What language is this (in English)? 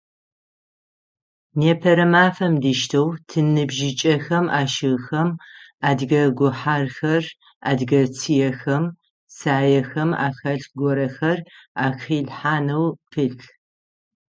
Adyghe